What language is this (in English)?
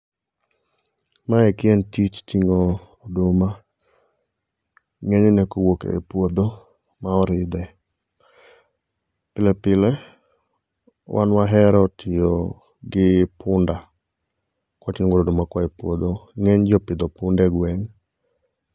Luo (Kenya and Tanzania)